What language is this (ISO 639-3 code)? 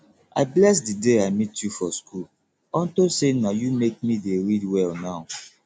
pcm